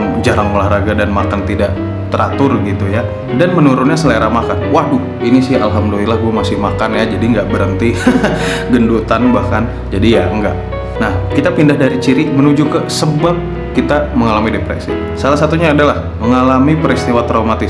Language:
Indonesian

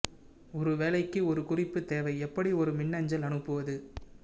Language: Tamil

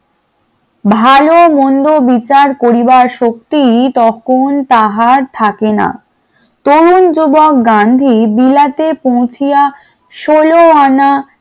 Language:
Bangla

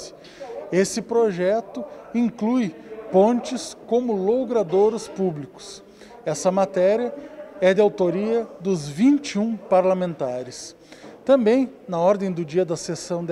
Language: Portuguese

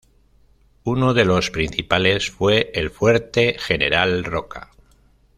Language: Spanish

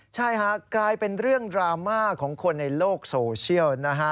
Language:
Thai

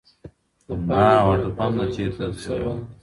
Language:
Pashto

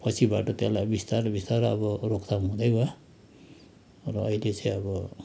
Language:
Nepali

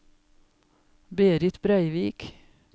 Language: Norwegian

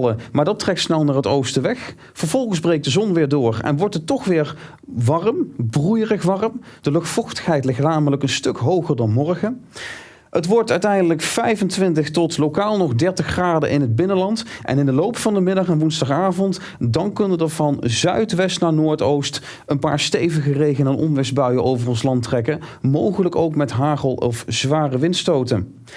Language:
Dutch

